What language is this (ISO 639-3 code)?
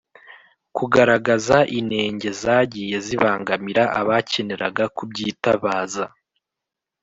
kin